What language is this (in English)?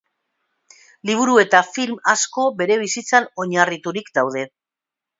Basque